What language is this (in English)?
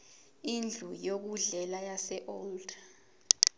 Zulu